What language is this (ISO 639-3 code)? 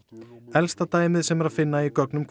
isl